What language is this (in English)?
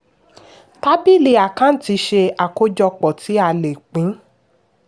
Yoruba